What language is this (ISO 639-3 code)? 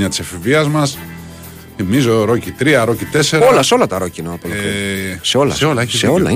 ell